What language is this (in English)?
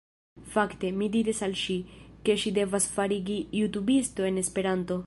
Esperanto